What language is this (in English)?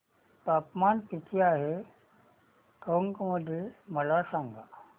Marathi